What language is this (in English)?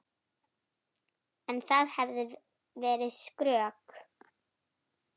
Icelandic